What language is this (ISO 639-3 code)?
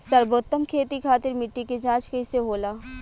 bho